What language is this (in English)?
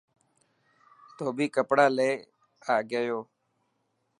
Dhatki